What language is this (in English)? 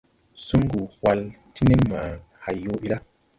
Tupuri